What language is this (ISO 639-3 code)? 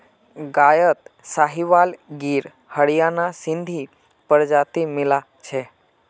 mag